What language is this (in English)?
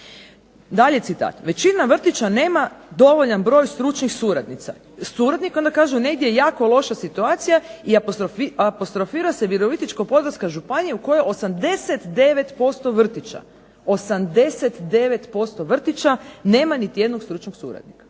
Croatian